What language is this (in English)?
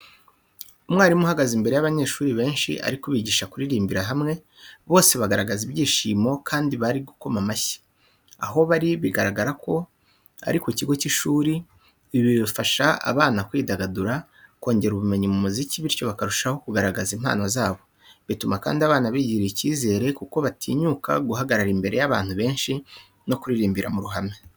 Kinyarwanda